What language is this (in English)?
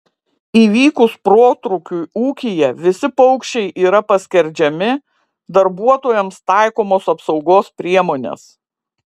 Lithuanian